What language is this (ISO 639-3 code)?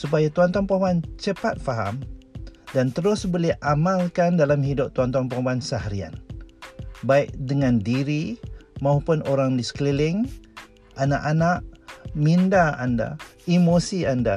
msa